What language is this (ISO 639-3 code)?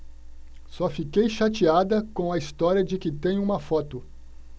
por